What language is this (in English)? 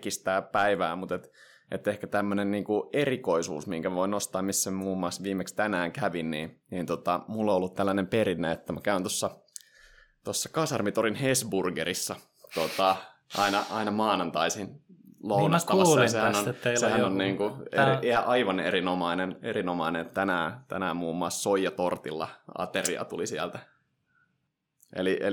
Finnish